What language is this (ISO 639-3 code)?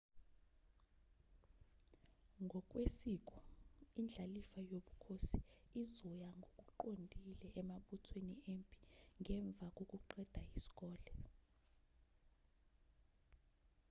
zul